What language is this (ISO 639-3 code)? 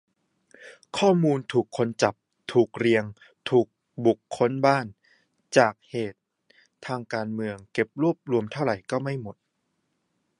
tha